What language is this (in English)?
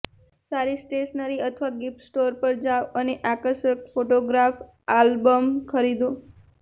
Gujarati